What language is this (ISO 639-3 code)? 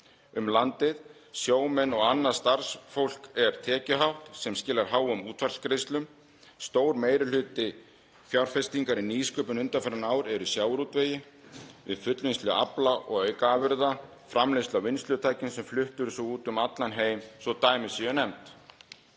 isl